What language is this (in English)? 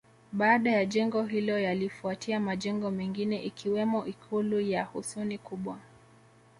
Swahili